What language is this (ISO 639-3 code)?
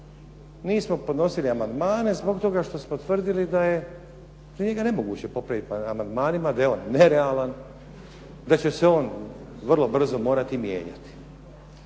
hrv